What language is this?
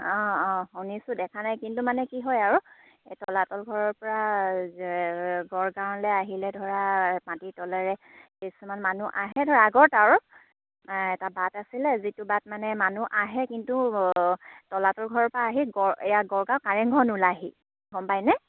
Assamese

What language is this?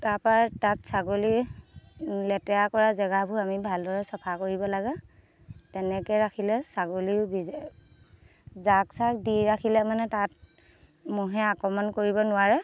Assamese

